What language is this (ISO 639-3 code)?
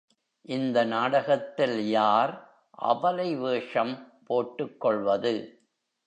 tam